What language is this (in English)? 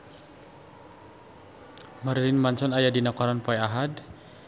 Sundanese